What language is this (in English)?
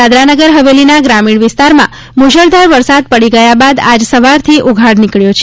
Gujarati